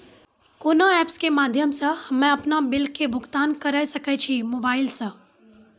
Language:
Maithili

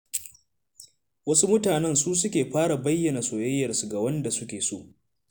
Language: Hausa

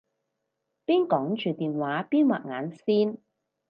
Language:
Cantonese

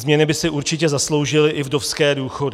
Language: Czech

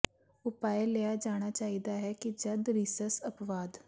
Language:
Punjabi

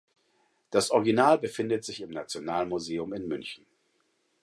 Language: German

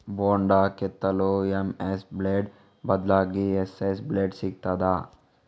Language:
Kannada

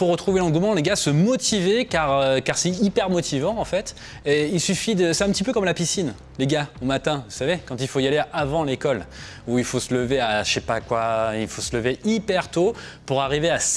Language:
French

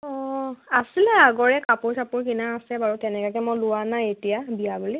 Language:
Assamese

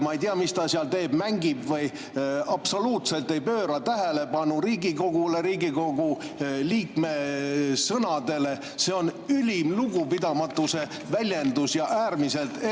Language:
Estonian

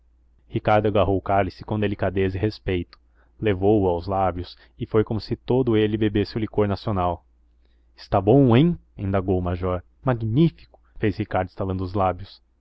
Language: Portuguese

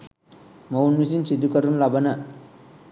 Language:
Sinhala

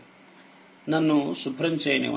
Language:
Telugu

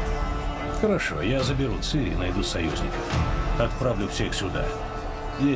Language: Russian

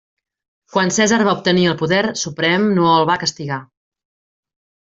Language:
Catalan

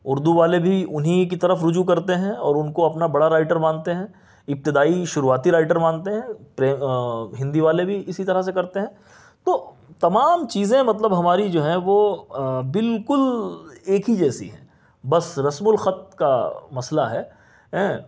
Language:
Urdu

